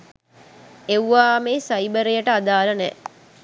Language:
Sinhala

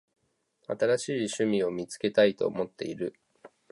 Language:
Japanese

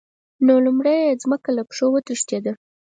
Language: Pashto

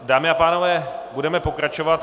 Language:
Czech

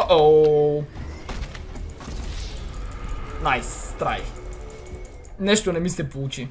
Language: Bulgarian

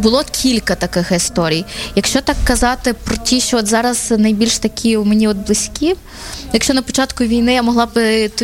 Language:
Ukrainian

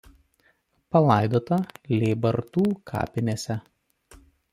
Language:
Lithuanian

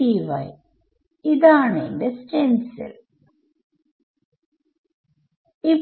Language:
Malayalam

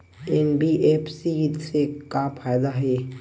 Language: Chhattisgarhi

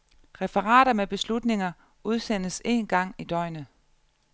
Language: Danish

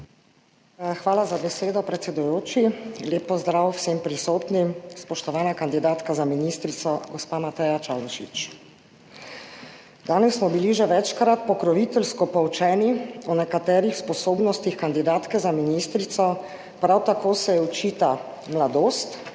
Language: Slovenian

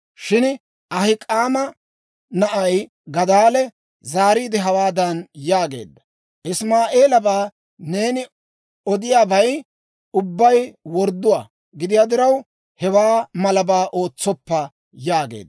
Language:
Dawro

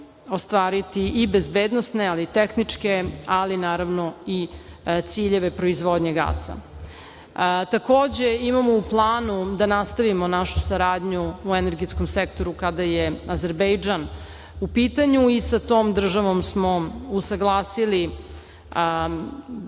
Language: Serbian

